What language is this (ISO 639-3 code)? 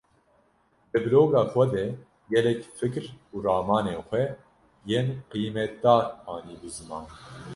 kur